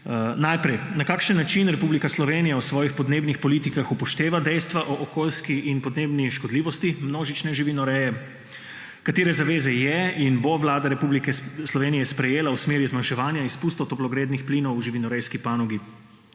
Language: Slovenian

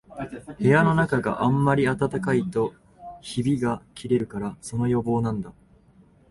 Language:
Japanese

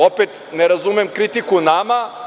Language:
Serbian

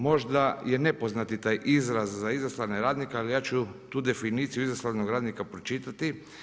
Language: Croatian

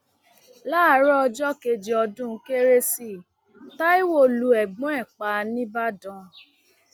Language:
Yoruba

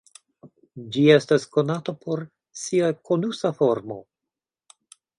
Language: Esperanto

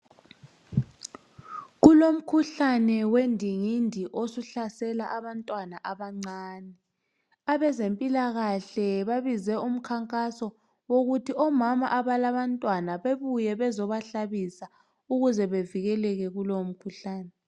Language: North Ndebele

